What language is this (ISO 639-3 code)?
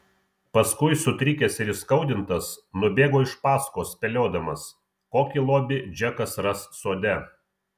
lit